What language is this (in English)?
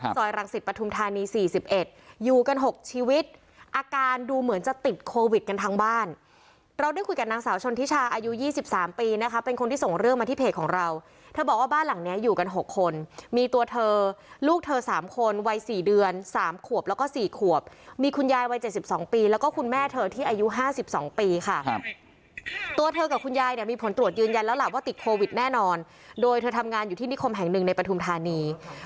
Thai